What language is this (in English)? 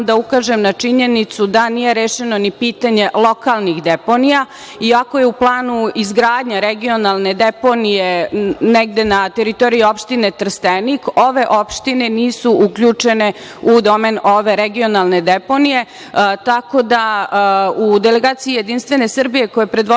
Serbian